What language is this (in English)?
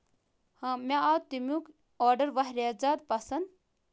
Kashmiri